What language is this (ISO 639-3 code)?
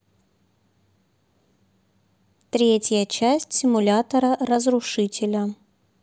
rus